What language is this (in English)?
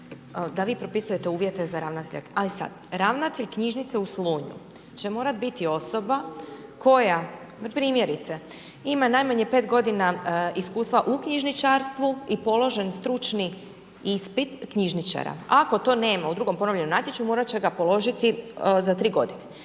Croatian